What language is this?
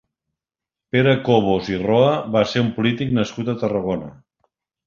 Catalan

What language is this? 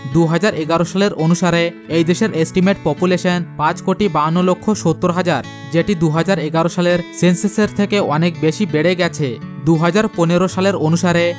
Bangla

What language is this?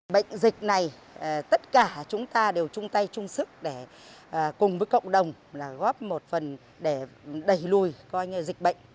Vietnamese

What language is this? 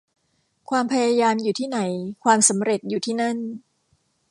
Thai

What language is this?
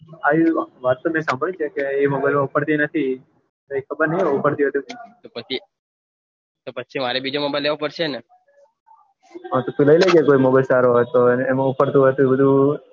Gujarati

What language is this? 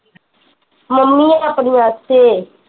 Punjabi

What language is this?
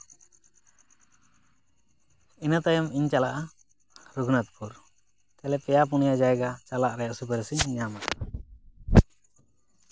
Santali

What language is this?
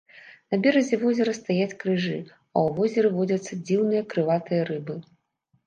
Belarusian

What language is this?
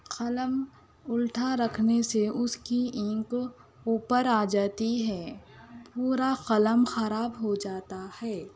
Urdu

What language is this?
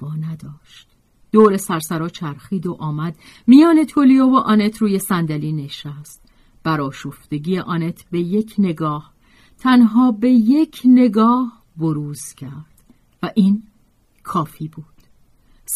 Persian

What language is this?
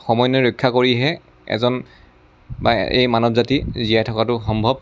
Assamese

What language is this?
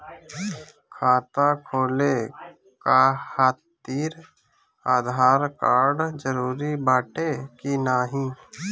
Bhojpuri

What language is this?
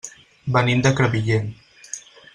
Catalan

